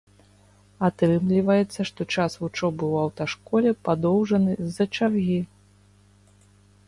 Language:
Belarusian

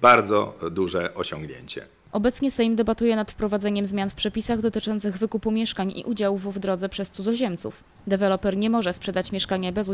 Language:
Polish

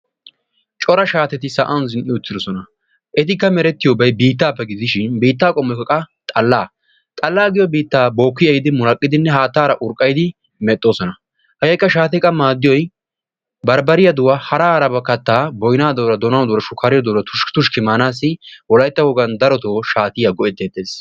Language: Wolaytta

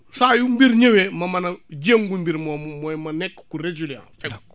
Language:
Wolof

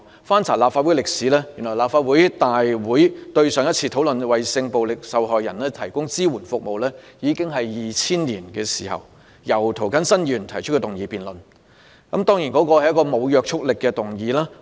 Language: Cantonese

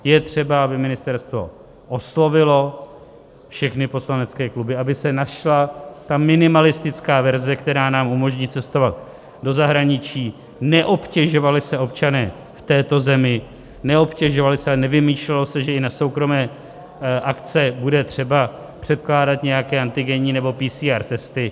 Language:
Czech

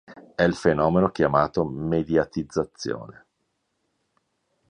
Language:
Italian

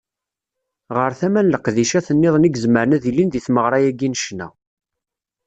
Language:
Kabyle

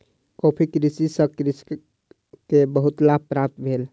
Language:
Maithili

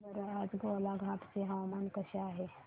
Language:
Marathi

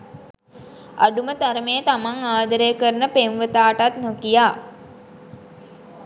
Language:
Sinhala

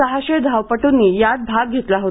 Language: Marathi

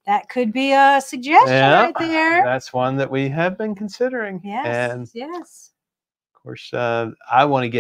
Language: English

